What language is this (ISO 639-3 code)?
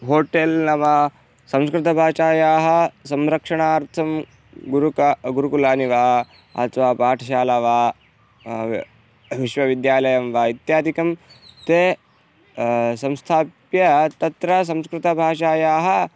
san